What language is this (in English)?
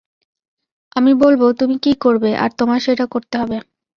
Bangla